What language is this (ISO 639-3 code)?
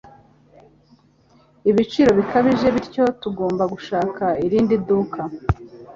kin